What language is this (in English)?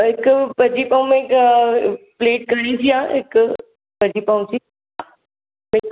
Sindhi